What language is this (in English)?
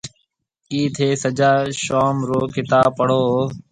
Marwari (Pakistan)